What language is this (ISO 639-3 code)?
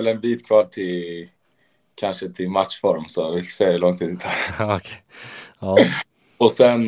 swe